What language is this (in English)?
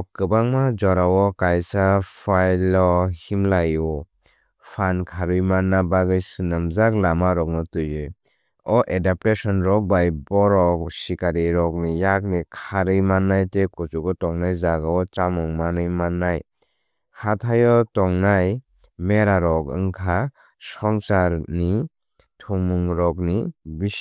Kok Borok